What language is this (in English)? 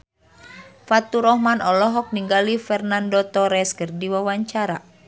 Sundanese